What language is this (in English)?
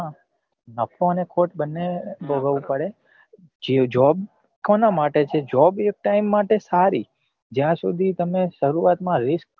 Gujarati